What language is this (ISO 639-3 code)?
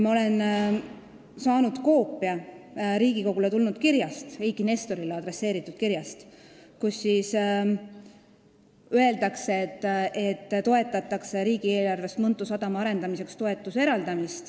est